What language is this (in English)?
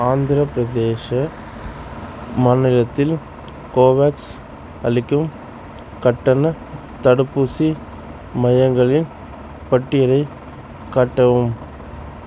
Tamil